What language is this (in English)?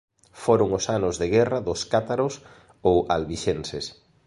Galician